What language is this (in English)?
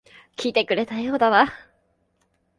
Japanese